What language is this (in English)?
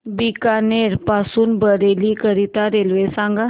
Marathi